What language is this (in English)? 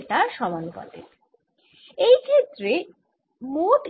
Bangla